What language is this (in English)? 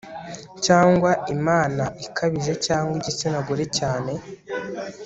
Kinyarwanda